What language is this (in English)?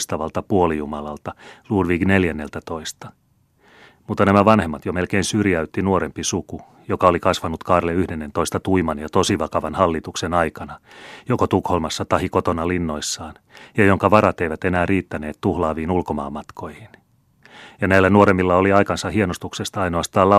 Finnish